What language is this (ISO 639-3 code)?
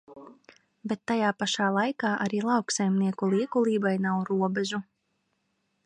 lav